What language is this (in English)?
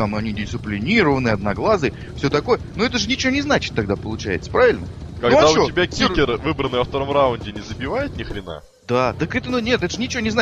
Russian